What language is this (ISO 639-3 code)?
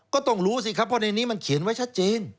tha